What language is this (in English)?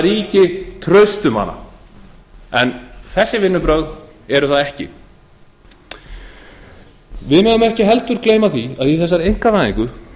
Icelandic